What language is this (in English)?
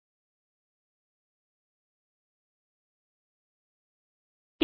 Punjabi